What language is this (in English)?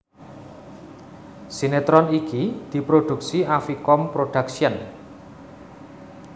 Javanese